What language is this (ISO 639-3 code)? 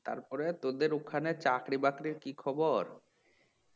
ben